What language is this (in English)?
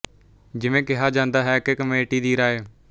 Punjabi